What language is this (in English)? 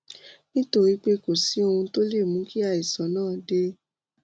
Yoruba